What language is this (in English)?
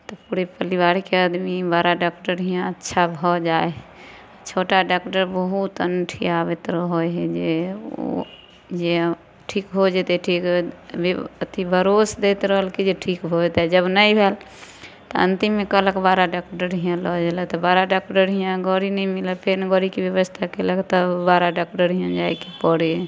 Maithili